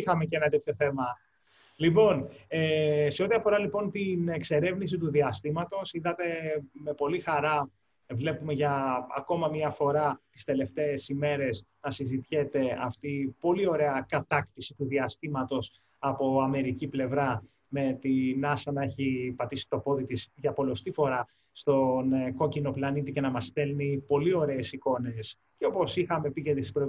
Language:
Greek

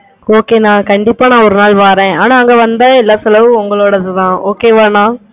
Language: Tamil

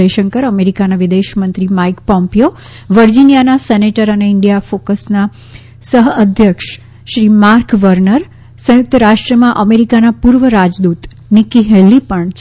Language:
Gujarati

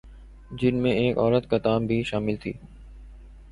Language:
Urdu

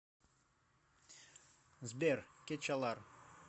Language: Russian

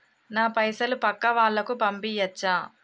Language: Telugu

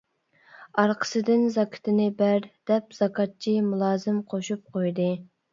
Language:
Uyghur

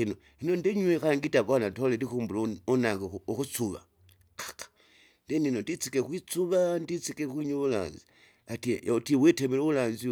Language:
Kinga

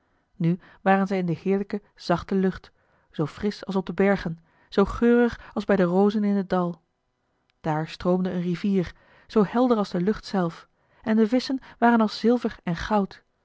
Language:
Dutch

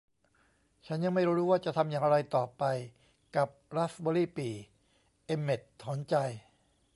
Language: Thai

